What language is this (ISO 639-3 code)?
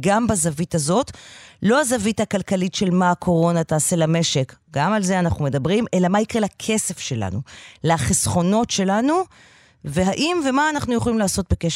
heb